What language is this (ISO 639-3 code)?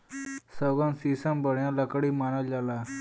bho